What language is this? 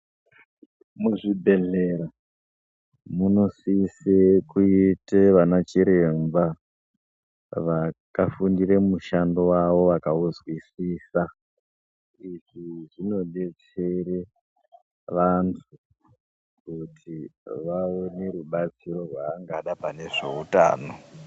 Ndau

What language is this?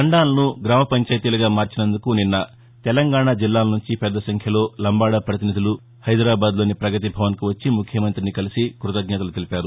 Telugu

